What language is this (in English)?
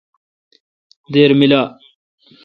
Kalkoti